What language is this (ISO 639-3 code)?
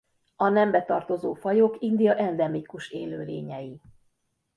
hun